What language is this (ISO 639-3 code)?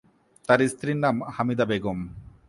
ben